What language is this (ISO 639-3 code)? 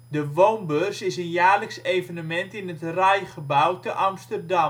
nld